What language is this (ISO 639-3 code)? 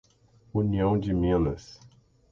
por